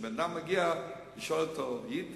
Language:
Hebrew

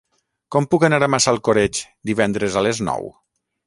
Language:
Catalan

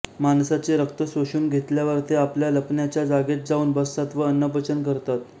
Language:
Marathi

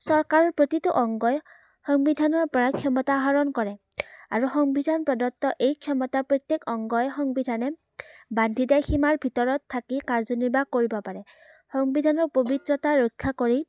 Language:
Assamese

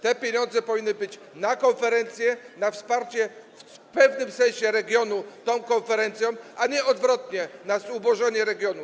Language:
Polish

